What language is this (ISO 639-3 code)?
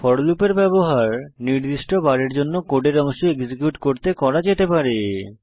ben